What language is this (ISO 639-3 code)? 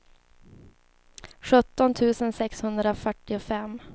swe